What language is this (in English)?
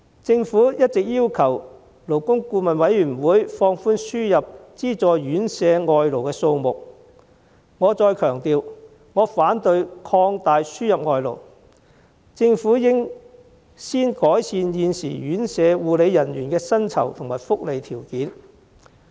Cantonese